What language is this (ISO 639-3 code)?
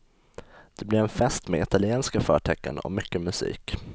swe